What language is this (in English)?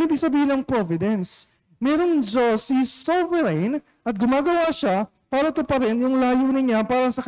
Filipino